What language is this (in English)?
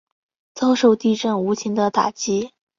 Chinese